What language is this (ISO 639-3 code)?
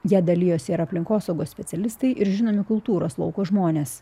lit